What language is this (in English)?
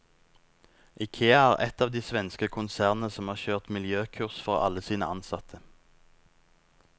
Norwegian